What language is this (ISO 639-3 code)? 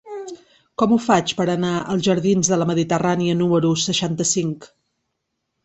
cat